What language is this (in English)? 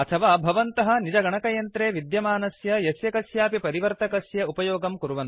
Sanskrit